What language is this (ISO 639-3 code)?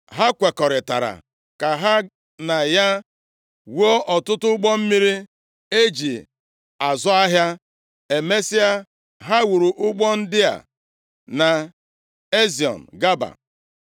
ibo